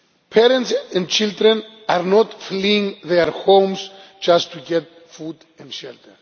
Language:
English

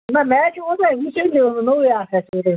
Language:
Kashmiri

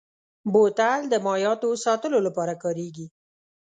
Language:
Pashto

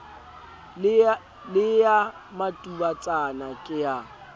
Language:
Southern Sotho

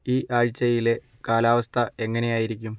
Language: Malayalam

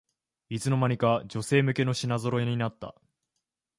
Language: Japanese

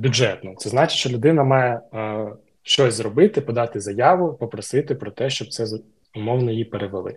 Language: Ukrainian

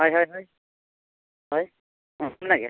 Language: Santali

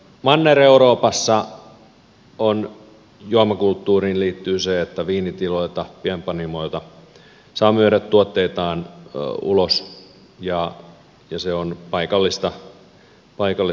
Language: Finnish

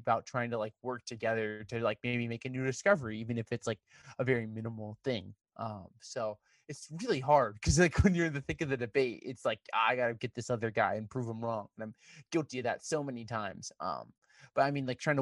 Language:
English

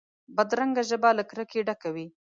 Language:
Pashto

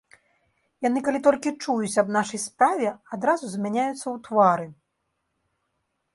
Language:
Belarusian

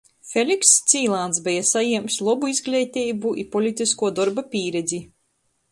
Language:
Latgalian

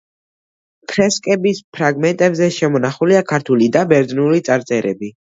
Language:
Georgian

